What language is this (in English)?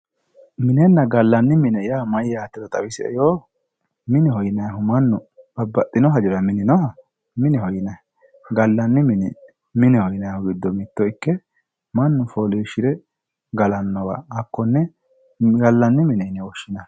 Sidamo